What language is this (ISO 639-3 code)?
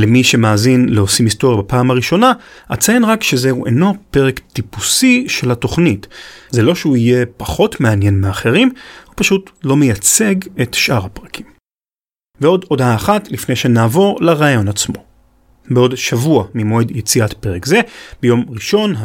heb